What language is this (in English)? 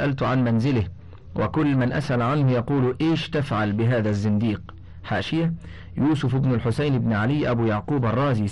Arabic